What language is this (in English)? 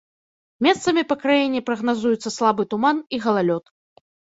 Belarusian